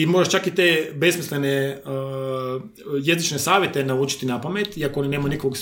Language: Croatian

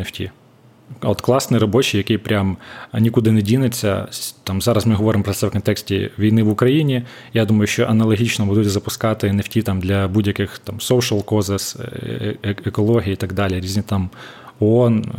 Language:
Ukrainian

